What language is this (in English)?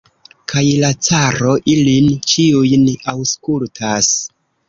Esperanto